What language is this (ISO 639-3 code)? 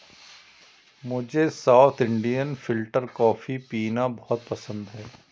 hin